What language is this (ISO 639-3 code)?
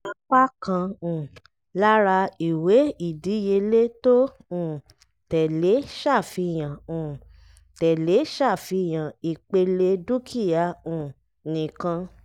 yor